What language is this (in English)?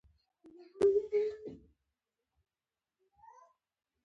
Pashto